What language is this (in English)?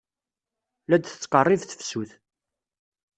Kabyle